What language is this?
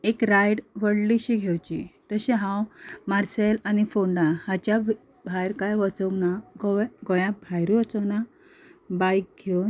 Konkani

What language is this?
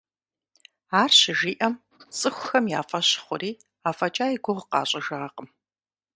Kabardian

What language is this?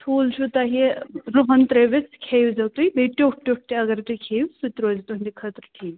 Kashmiri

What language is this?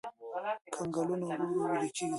Pashto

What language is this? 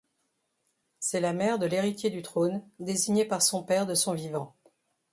French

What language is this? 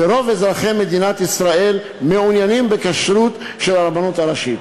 Hebrew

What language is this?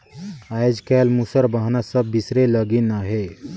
Chhattisgarhi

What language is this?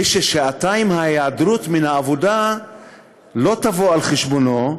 Hebrew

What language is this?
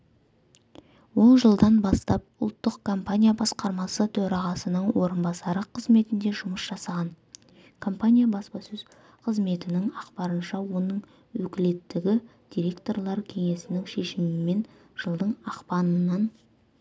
Kazakh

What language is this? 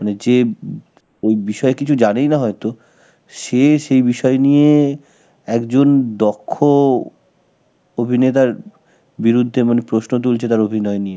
Bangla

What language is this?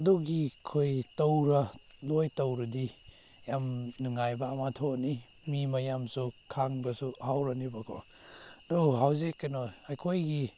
Manipuri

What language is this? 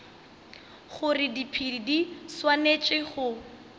Northern Sotho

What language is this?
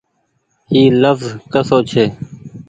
Goaria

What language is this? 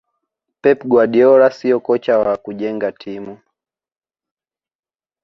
Swahili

